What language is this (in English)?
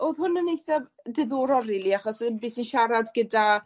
Welsh